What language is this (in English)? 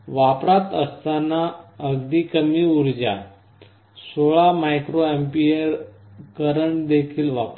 Marathi